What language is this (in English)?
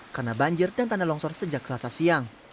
Indonesian